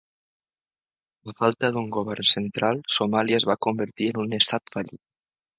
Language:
Catalan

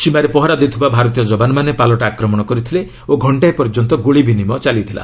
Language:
Odia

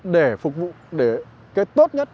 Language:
Vietnamese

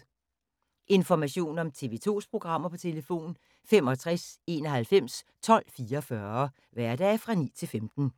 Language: Danish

